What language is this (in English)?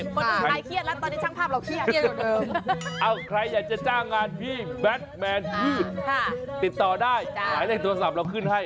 Thai